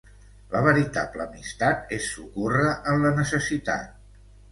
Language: Catalan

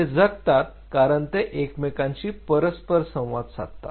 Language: Marathi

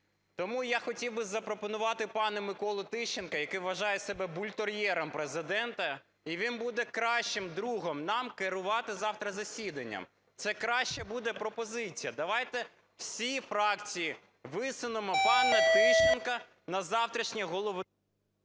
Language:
Ukrainian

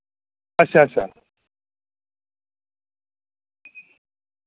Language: Dogri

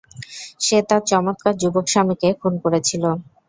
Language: Bangla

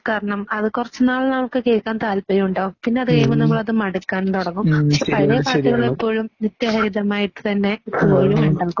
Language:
Malayalam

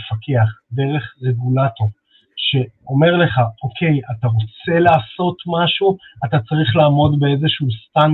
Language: Hebrew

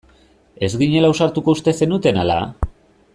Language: Basque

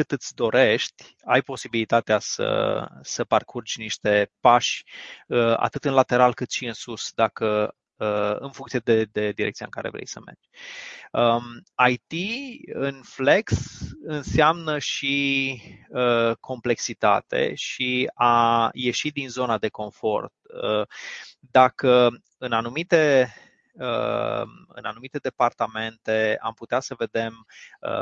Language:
Romanian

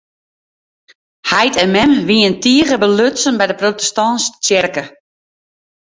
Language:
Western Frisian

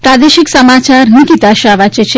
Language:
Gujarati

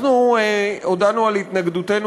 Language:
Hebrew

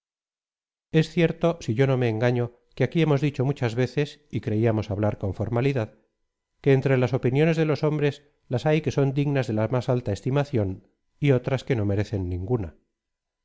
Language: Spanish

